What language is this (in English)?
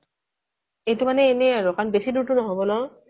Assamese